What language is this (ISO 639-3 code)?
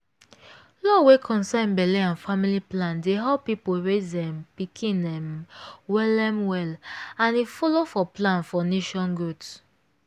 pcm